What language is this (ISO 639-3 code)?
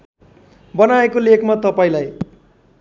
nep